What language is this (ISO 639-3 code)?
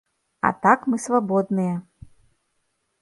bel